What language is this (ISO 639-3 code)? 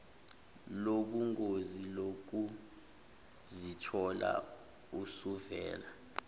zul